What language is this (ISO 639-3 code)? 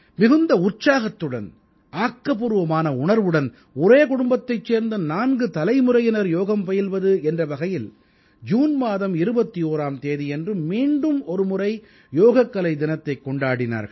tam